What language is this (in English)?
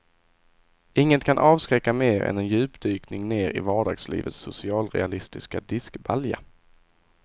Swedish